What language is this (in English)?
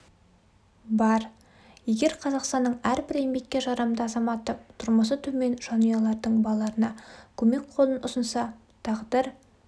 Kazakh